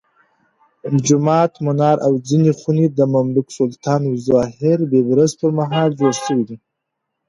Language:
Pashto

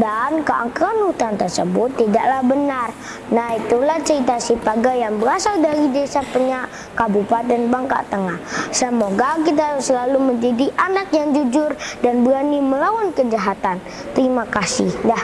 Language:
Indonesian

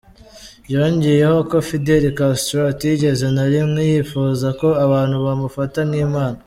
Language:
Kinyarwanda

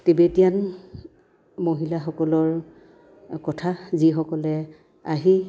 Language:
Assamese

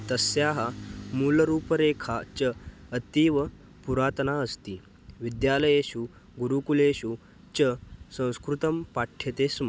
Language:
Sanskrit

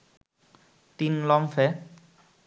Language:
Bangla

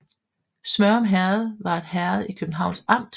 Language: Danish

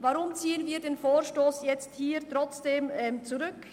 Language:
Swiss German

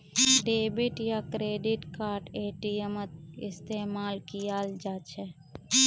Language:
Magahi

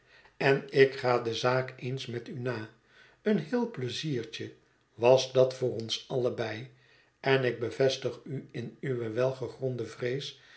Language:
Dutch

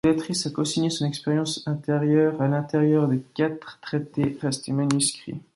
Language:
French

